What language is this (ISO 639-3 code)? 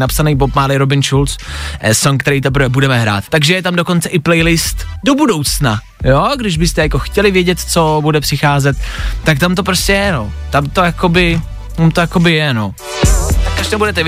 ces